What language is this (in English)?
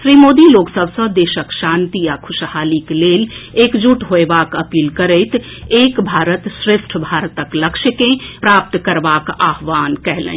Maithili